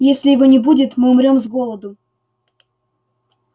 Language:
Russian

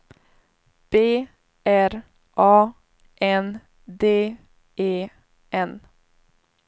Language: Swedish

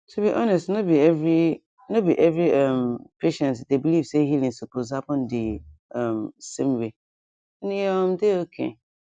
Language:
Nigerian Pidgin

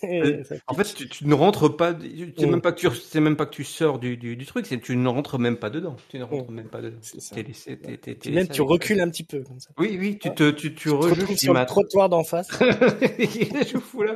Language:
French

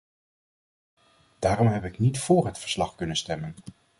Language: Dutch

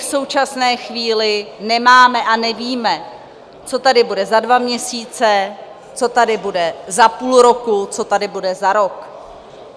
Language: Czech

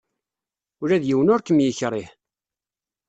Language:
Kabyle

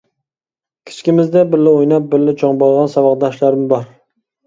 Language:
Uyghur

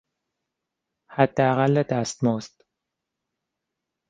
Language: Persian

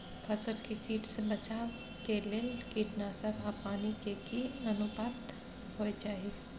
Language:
Maithili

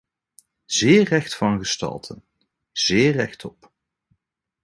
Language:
Dutch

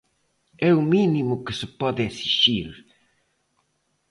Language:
Galician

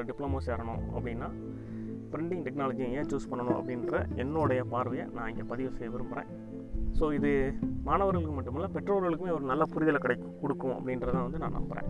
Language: Tamil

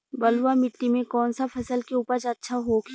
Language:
Bhojpuri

